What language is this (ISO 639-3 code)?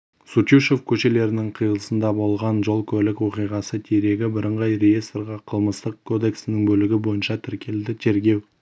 kaz